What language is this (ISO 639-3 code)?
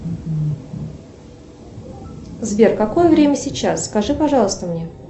rus